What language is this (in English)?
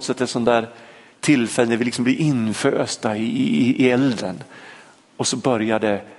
Swedish